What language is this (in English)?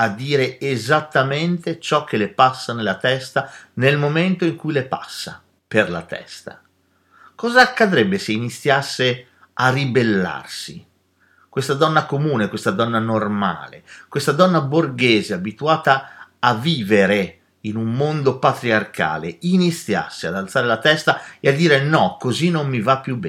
Italian